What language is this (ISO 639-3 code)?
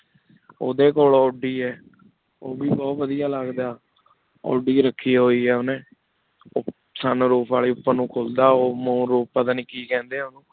pan